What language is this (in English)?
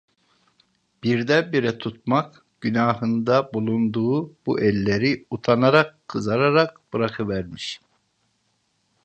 Turkish